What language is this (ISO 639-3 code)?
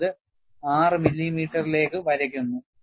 mal